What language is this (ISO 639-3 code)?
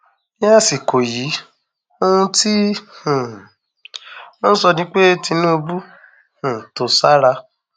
yor